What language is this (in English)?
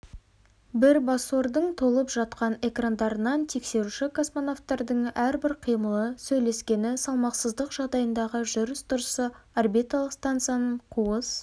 Kazakh